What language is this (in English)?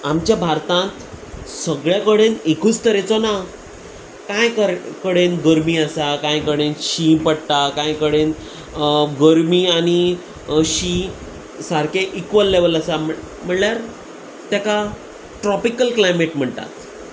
Konkani